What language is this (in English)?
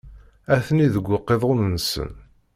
Kabyle